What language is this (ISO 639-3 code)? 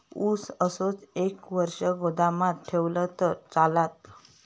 mar